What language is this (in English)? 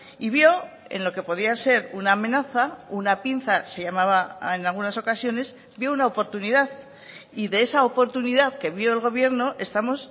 Spanish